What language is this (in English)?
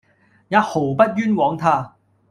Cantonese